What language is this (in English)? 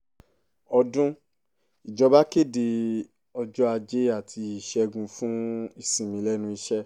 Yoruba